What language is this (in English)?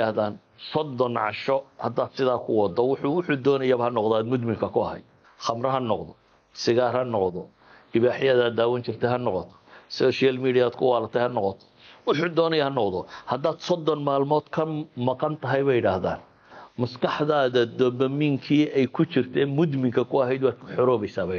Arabic